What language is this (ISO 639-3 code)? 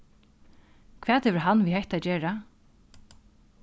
fao